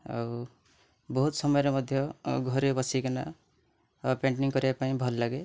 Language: Odia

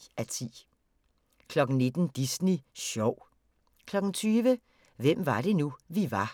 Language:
Danish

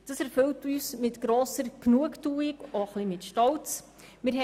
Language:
Swiss German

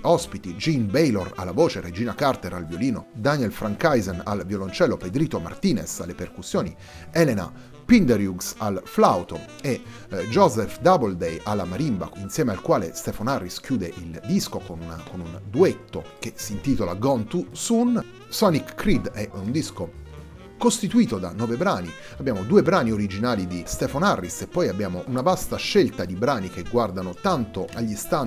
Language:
Italian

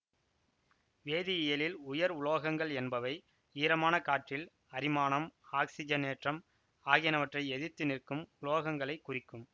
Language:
Tamil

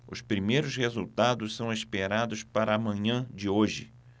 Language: Portuguese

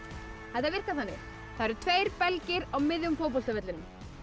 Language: Icelandic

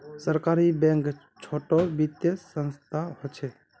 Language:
Magahi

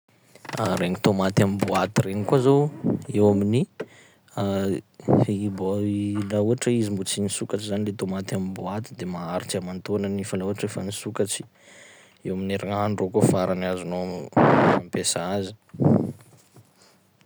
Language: Sakalava Malagasy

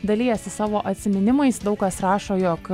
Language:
Lithuanian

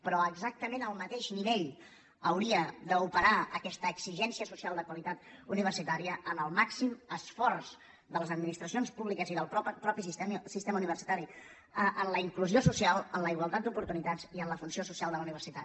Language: Catalan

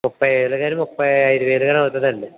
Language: Telugu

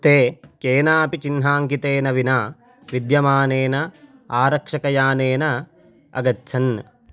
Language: Sanskrit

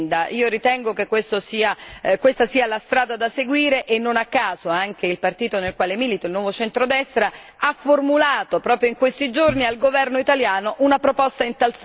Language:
Italian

